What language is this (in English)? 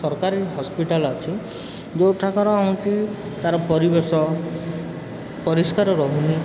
Odia